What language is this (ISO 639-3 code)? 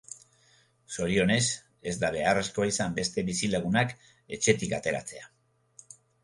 eus